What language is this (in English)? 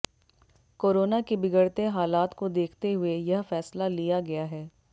Hindi